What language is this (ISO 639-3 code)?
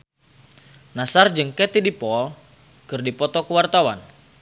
sun